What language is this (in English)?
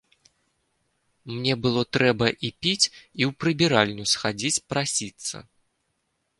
Belarusian